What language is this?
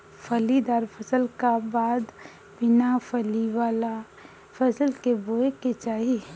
Bhojpuri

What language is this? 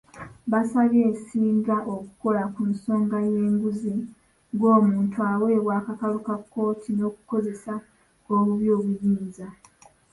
Ganda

